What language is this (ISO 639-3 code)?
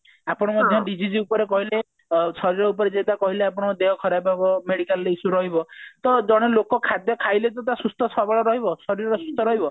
ori